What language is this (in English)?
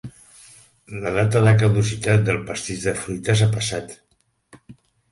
Catalan